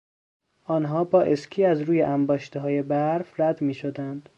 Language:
Persian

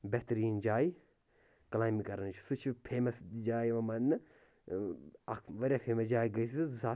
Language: Kashmiri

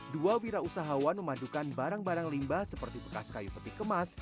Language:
Indonesian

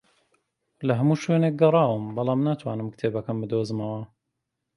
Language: Central Kurdish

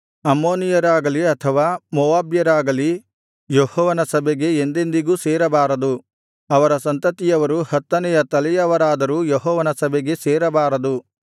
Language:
Kannada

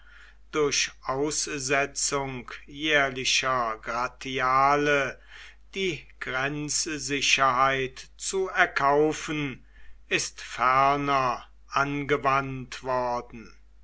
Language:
German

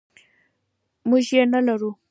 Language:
Pashto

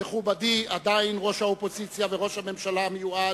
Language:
Hebrew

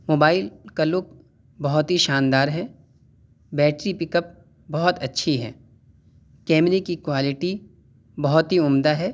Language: Urdu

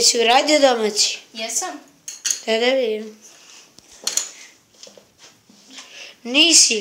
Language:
Russian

